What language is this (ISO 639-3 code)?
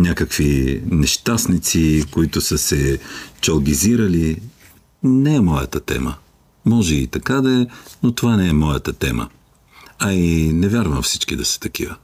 bul